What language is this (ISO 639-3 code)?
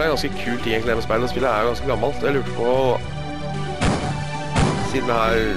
nor